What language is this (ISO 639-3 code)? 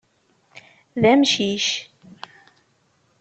kab